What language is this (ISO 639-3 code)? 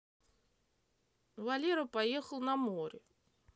rus